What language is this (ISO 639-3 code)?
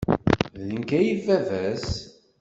kab